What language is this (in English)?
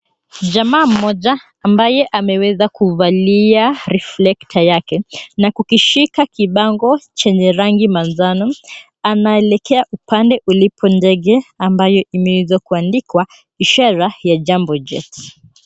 Swahili